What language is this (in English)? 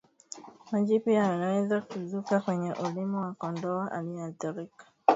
Swahili